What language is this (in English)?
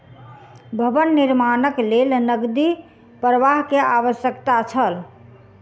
Maithili